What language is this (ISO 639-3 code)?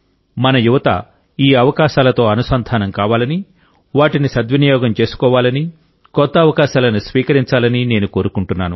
tel